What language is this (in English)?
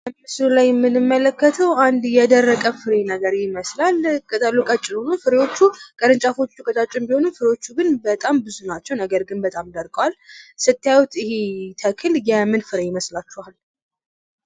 Amharic